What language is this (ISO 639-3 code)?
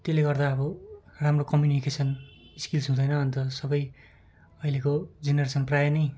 nep